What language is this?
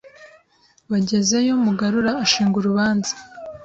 Kinyarwanda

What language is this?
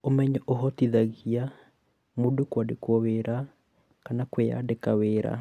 Kikuyu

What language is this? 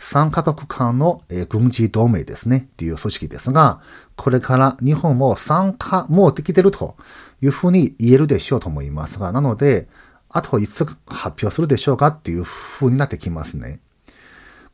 Japanese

